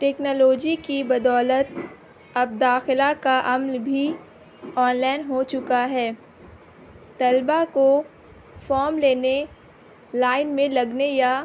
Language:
Urdu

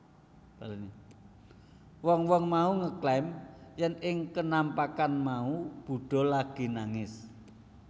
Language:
Javanese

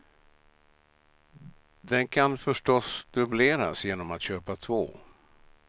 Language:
Swedish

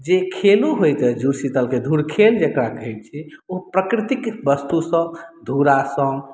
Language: Maithili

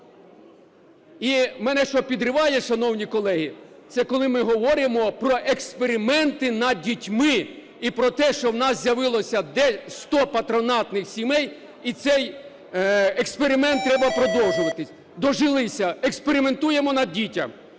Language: Ukrainian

